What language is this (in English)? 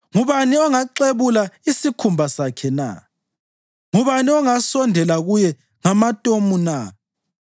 North Ndebele